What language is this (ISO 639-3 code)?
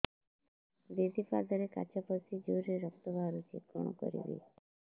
ori